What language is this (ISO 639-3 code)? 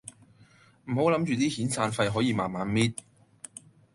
yue